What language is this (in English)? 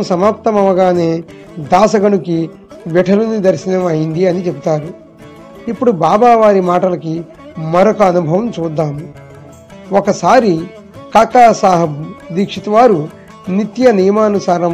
Telugu